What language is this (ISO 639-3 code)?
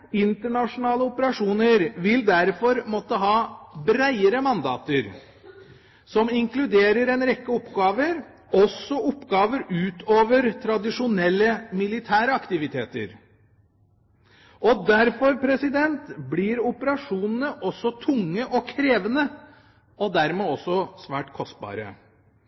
nob